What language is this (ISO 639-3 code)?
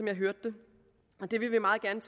dan